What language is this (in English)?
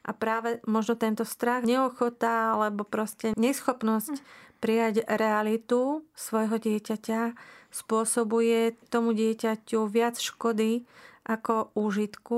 Slovak